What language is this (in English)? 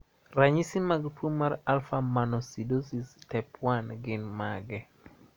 Luo (Kenya and Tanzania)